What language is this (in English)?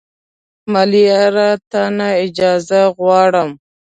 Pashto